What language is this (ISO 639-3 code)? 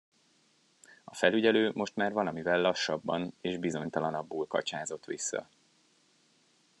hun